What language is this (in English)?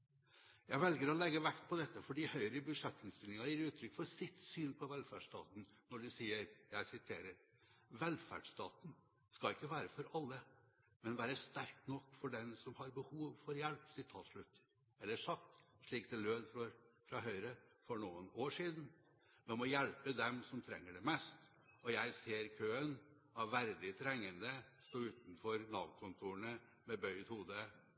Norwegian Bokmål